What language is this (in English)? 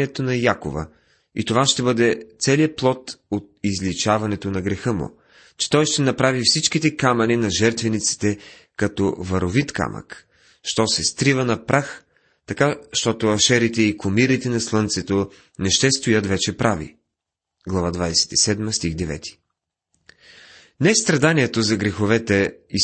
Bulgarian